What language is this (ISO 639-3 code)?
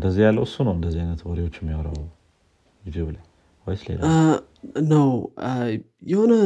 amh